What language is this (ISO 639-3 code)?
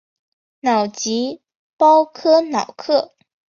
zho